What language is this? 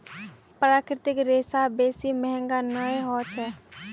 Magahi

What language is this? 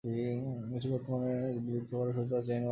Bangla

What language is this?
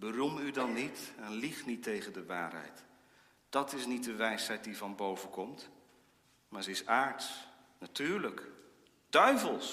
Dutch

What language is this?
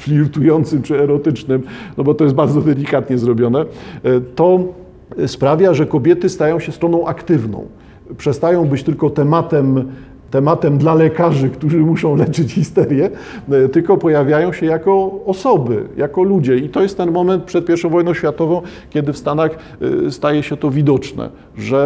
Polish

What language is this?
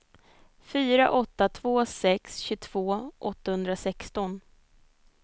Swedish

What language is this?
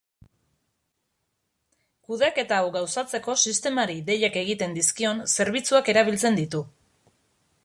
Basque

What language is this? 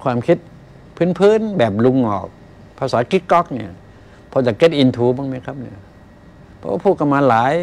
Thai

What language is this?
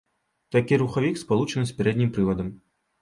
Belarusian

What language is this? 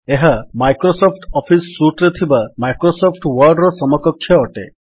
Odia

